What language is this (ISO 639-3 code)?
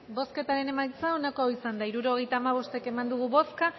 eus